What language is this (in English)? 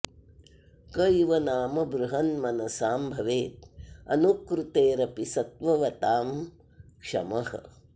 Sanskrit